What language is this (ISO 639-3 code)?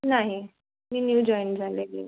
mar